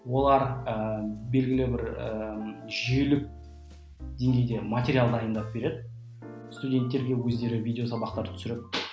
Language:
Kazakh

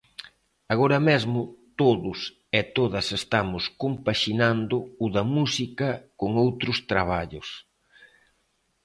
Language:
Galician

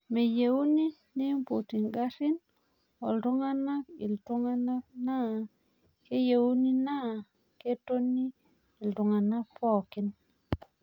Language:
Masai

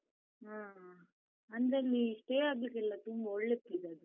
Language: Kannada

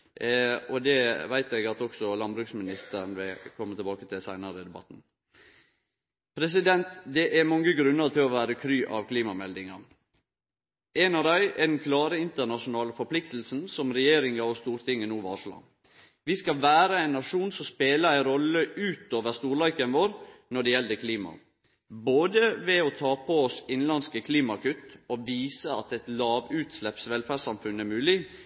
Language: Norwegian Nynorsk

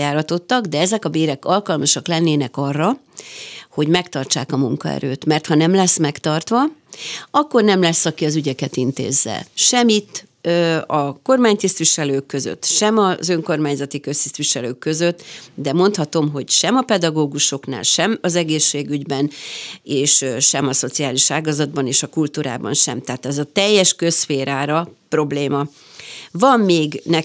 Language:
Hungarian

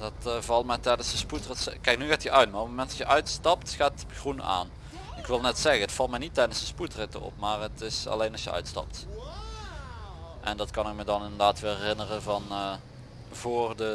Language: Dutch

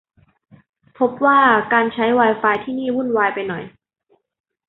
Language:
Thai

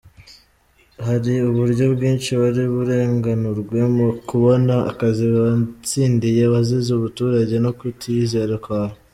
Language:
Kinyarwanda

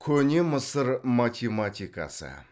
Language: Kazakh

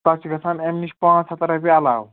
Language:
Kashmiri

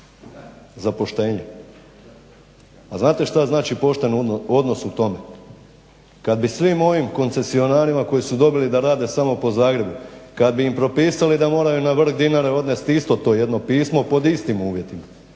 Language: Croatian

